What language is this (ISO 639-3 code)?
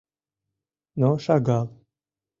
chm